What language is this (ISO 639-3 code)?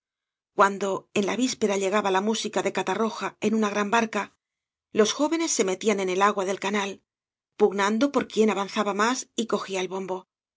spa